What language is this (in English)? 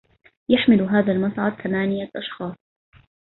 Arabic